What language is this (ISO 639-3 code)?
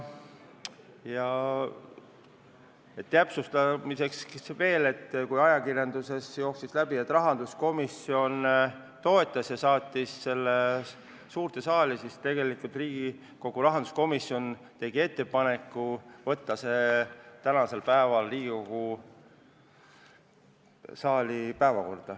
est